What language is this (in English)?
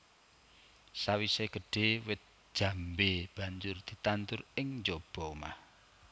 Javanese